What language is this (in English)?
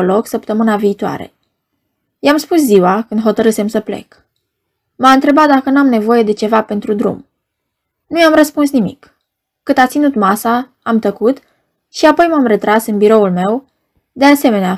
Romanian